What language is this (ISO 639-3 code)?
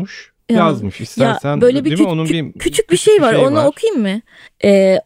tur